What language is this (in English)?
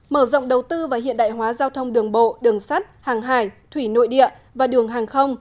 Vietnamese